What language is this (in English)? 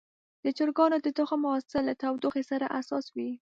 Pashto